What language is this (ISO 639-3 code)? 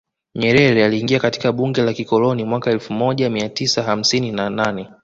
swa